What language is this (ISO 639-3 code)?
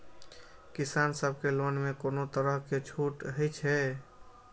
mai